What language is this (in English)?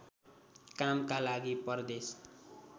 Nepali